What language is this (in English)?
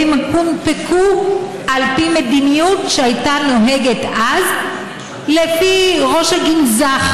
Hebrew